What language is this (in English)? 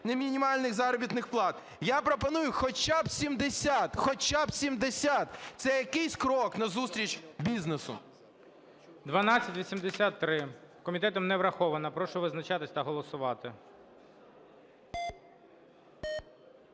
Ukrainian